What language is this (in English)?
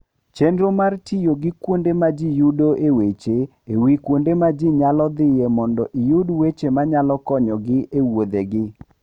Luo (Kenya and Tanzania)